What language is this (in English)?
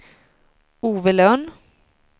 Swedish